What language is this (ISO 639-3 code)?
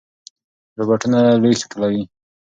pus